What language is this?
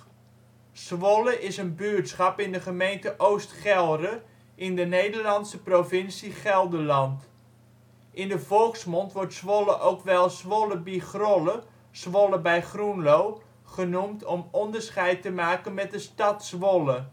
Dutch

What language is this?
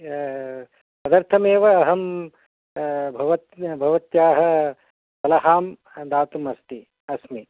Sanskrit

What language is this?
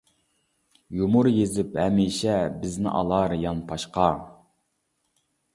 Uyghur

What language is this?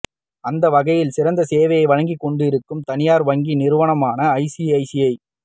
Tamil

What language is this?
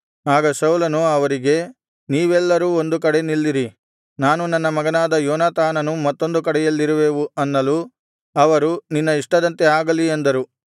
Kannada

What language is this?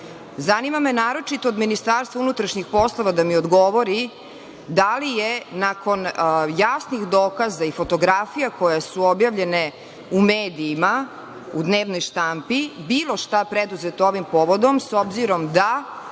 Serbian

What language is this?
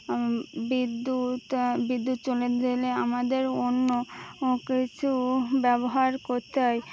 Bangla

